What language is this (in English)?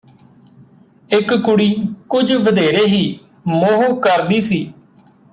Punjabi